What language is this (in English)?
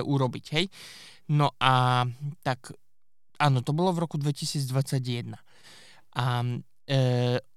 Slovak